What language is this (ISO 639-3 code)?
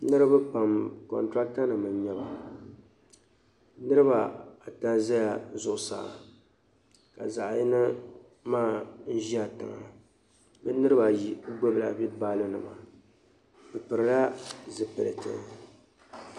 dag